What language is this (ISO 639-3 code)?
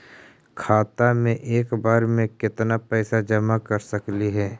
mag